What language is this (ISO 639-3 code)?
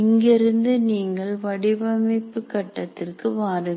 tam